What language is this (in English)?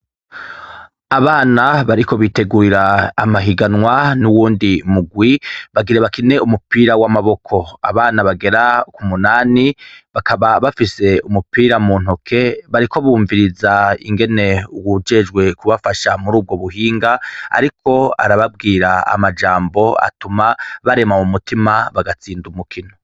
Rundi